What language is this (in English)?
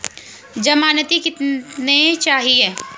Hindi